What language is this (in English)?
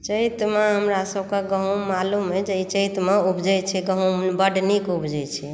Maithili